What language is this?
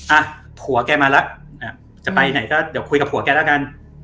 Thai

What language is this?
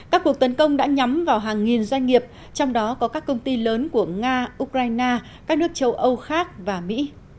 Vietnamese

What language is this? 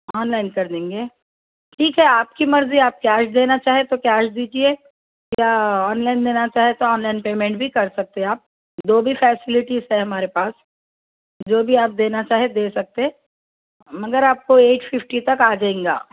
Urdu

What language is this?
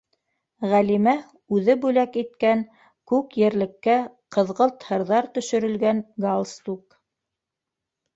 Bashkir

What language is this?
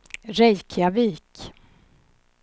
Swedish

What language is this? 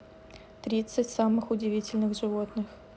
Russian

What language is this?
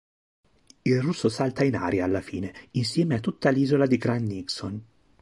Italian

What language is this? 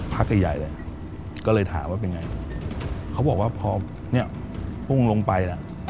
Thai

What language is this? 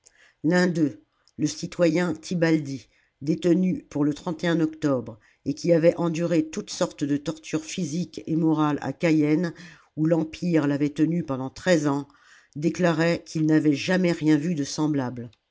French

